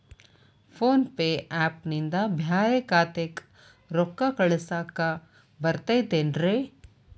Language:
Kannada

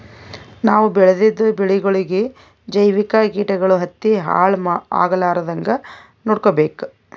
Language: Kannada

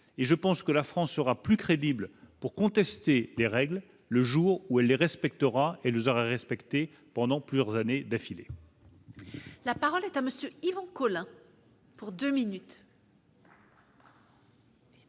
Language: French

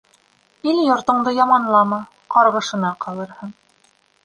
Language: Bashkir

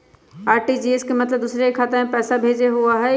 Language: Magahi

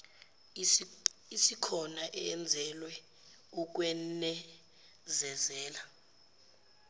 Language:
Zulu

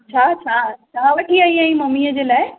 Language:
Sindhi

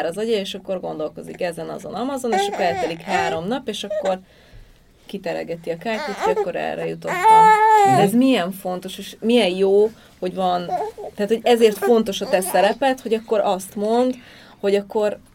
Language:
Hungarian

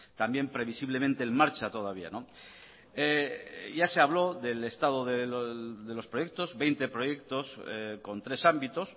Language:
Spanish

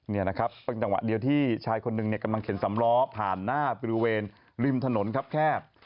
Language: Thai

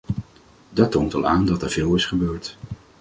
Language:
Dutch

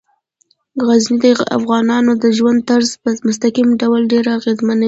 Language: Pashto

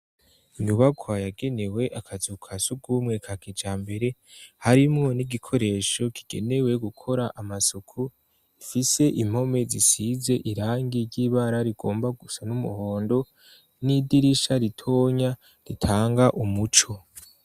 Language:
Rundi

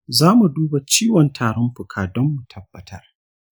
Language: Hausa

